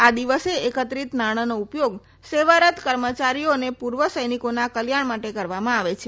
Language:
Gujarati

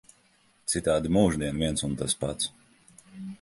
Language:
Latvian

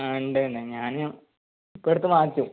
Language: Malayalam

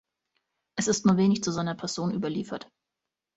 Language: German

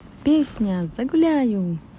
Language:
Russian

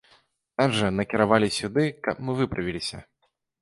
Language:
Belarusian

